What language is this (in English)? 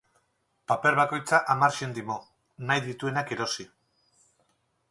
Basque